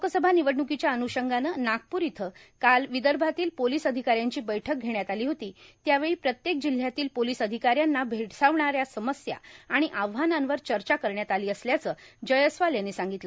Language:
Marathi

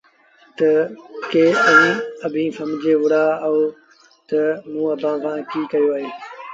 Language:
Sindhi Bhil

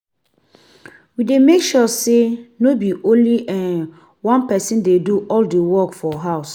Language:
Nigerian Pidgin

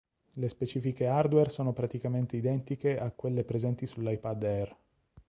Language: Italian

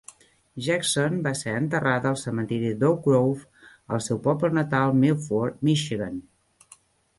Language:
Catalan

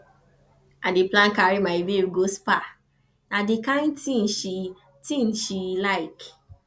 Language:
Nigerian Pidgin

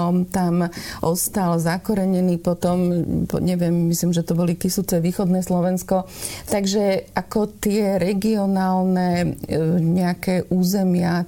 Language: Slovak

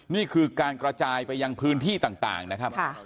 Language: Thai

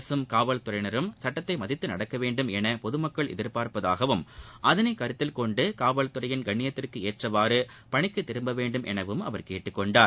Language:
Tamil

